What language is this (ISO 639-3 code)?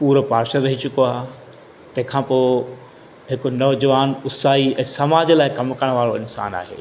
snd